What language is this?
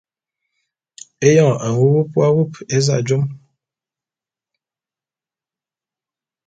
Bulu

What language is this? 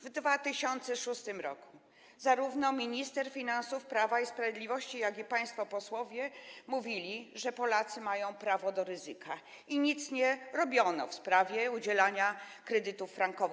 Polish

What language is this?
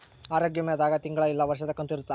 Kannada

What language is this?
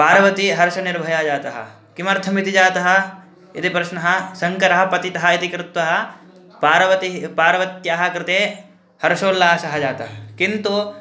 Sanskrit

